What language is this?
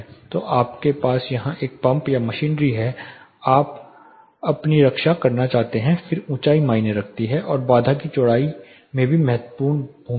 Hindi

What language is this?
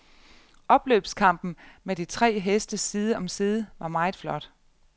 Danish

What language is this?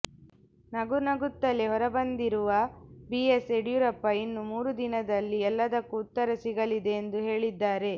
Kannada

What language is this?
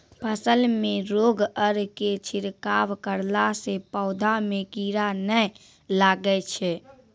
Maithili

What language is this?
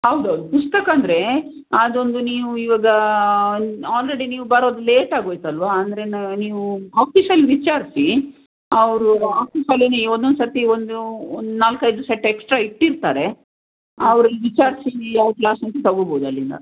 Kannada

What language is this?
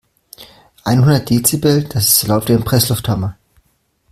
German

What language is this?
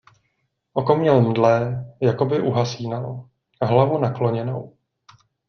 Czech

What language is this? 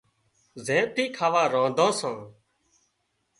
Wadiyara Koli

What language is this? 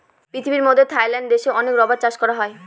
Bangla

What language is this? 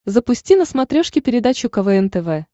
Russian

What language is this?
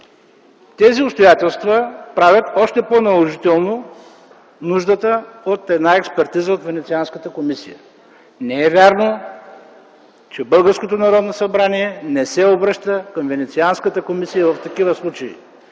Bulgarian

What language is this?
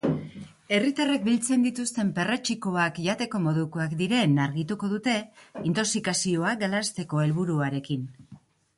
Basque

